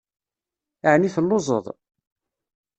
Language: Kabyle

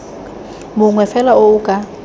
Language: Tswana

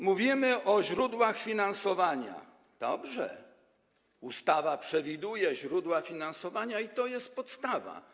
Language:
Polish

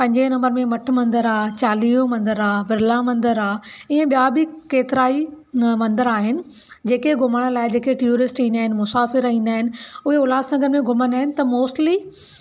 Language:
Sindhi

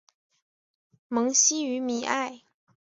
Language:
Chinese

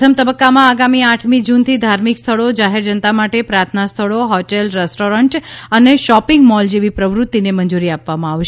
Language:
Gujarati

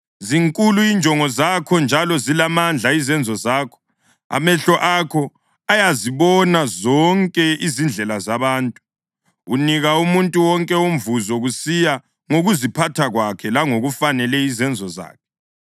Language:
North Ndebele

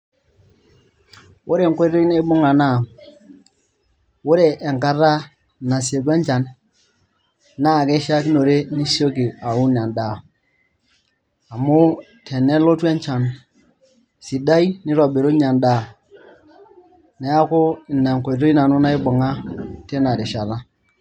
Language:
Masai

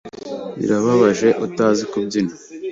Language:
Kinyarwanda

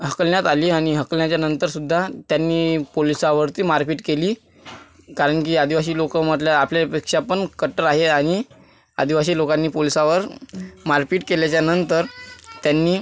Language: Marathi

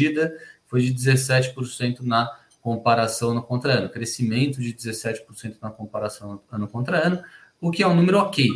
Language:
Portuguese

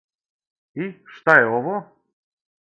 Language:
Serbian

